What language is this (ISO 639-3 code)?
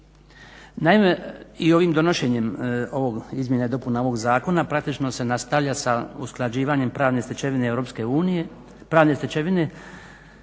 hrv